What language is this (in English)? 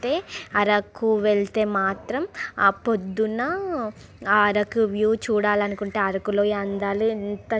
Telugu